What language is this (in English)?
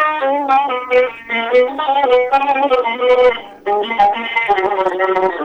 Arabic